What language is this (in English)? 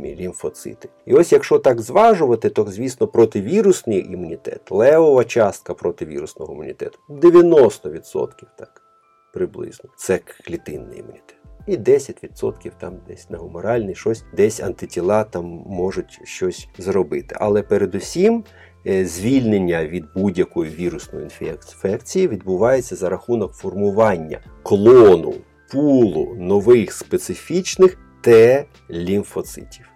Ukrainian